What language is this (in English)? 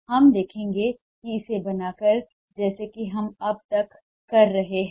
Hindi